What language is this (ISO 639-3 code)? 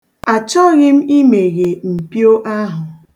ibo